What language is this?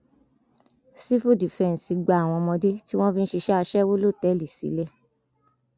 Yoruba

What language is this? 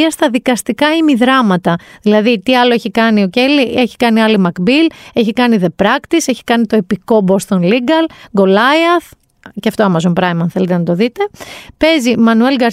Greek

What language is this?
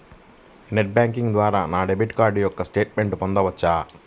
Telugu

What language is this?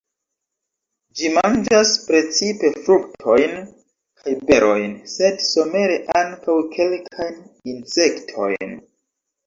Esperanto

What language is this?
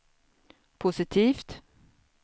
Swedish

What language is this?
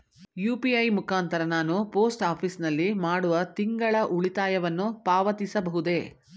Kannada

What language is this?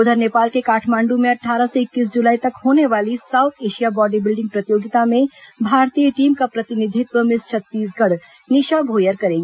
Hindi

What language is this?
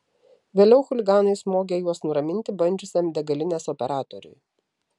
Lithuanian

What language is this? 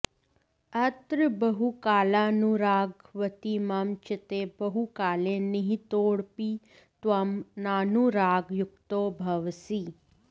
Sanskrit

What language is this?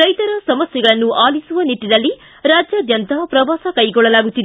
Kannada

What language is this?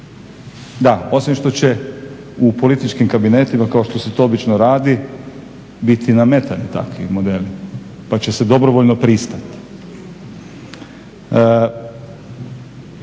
Croatian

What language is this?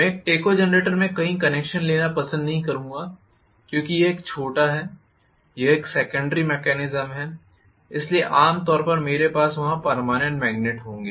Hindi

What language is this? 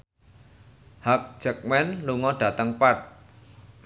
Javanese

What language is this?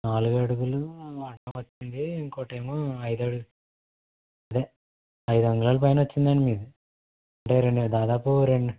Telugu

